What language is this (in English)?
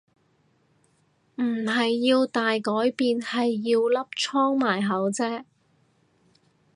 Cantonese